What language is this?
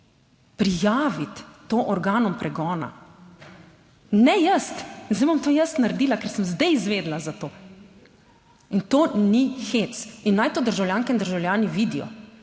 Slovenian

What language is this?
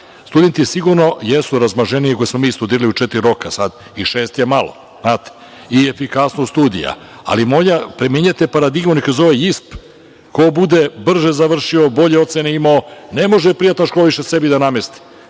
Serbian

